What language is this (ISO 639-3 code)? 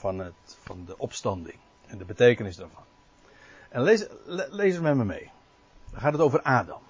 nld